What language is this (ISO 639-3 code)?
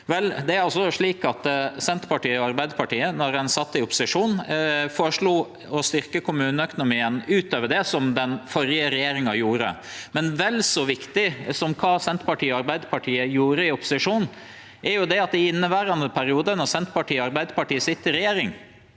nor